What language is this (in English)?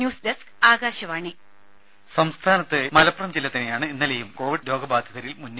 Malayalam